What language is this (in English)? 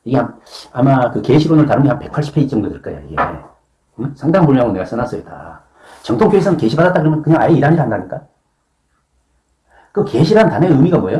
Korean